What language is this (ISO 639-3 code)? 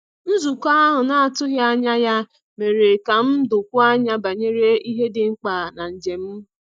ibo